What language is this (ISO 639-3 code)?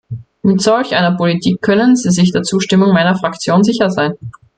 deu